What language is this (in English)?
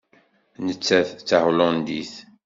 Kabyle